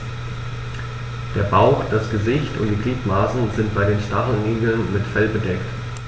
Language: German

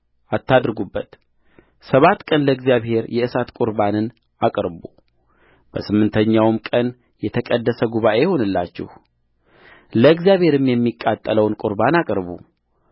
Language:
Amharic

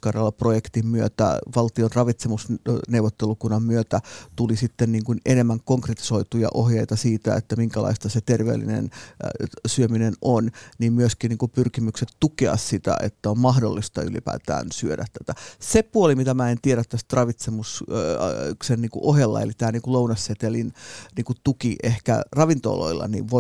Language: Finnish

